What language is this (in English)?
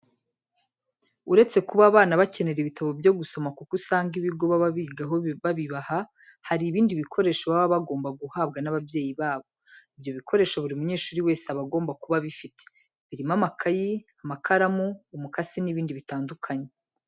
Kinyarwanda